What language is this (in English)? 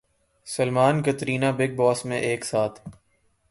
Urdu